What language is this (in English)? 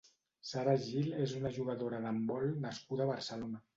Catalan